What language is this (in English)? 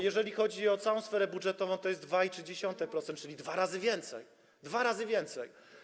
Polish